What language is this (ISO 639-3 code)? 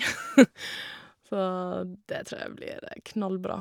nor